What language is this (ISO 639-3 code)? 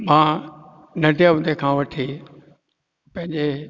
snd